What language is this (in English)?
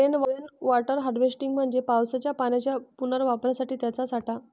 Marathi